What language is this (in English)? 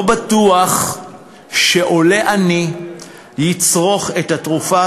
Hebrew